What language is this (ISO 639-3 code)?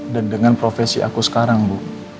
ind